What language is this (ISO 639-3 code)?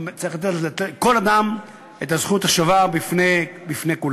heb